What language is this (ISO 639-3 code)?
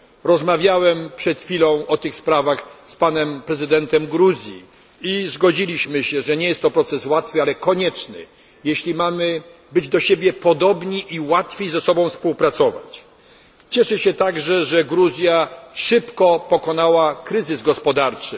pol